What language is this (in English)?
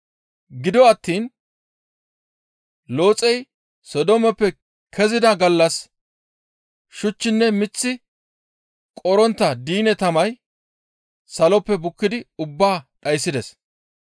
Gamo